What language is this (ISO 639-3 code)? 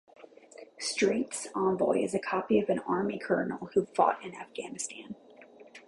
eng